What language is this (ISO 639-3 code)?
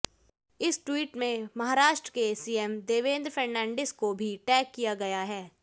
hin